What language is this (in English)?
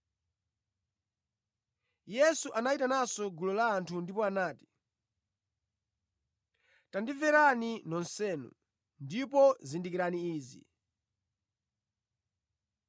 Nyanja